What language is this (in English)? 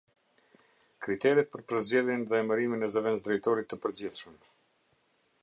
Albanian